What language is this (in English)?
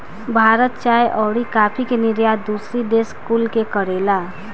Bhojpuri